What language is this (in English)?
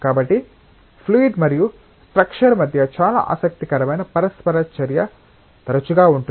Telugu